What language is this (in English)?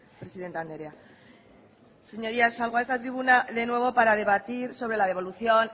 Spanish